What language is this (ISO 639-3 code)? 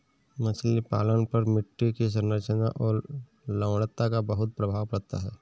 hin